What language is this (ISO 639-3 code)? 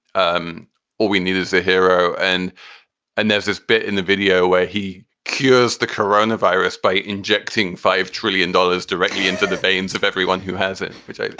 eng